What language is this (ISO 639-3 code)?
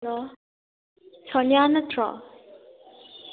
mni